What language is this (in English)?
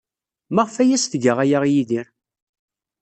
Kabyle